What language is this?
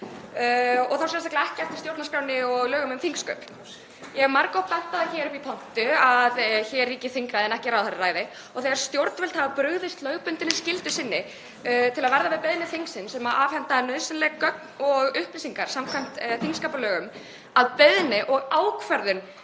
Icelandic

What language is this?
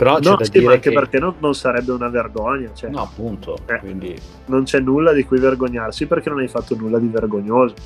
Italian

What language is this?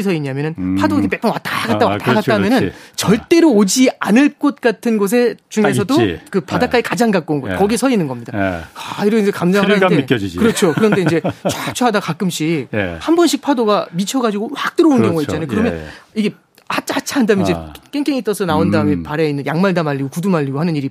Korean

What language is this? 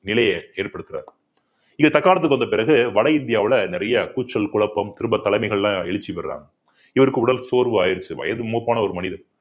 Tamil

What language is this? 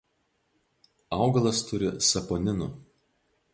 Lithuanian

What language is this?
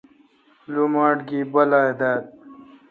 Kalkoti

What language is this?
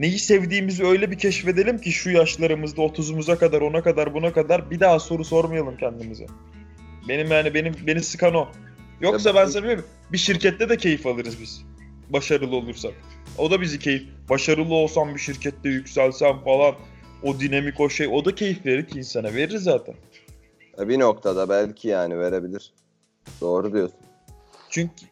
Turkish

